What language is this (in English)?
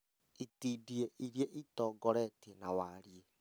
Kikuyu